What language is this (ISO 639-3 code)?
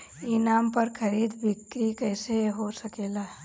bho